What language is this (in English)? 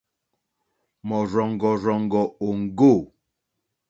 Mokpwe